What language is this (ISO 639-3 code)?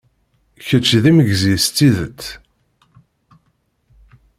kab